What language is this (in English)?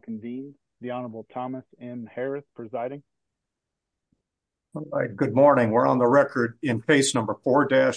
English